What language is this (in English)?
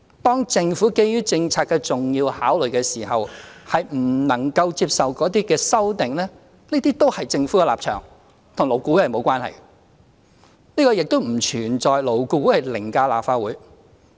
Cantonese